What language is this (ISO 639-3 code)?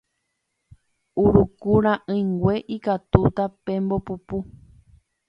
grn